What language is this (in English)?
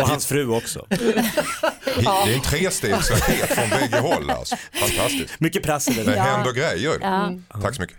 Swedish